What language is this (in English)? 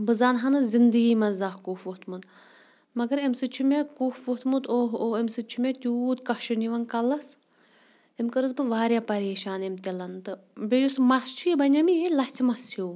Kashmiri